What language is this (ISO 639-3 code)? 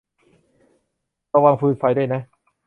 tha